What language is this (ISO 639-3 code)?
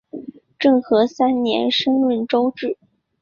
zho